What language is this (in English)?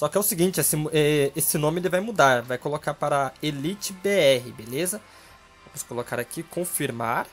Portuguese